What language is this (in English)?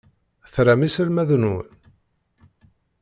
Kabyle